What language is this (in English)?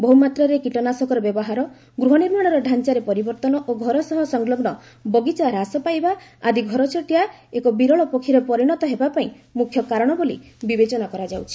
Odia